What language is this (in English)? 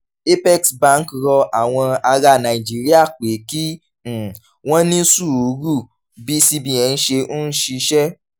Yoruba